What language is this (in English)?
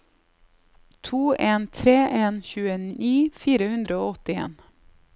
Norwegian